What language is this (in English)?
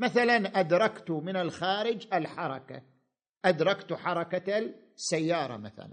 Arabic